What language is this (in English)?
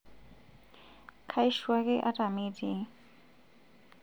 Masai